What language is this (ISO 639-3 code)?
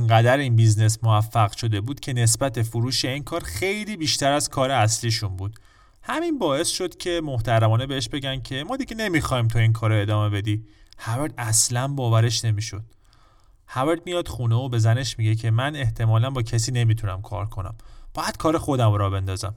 fas